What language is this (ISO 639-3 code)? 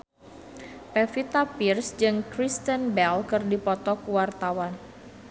sun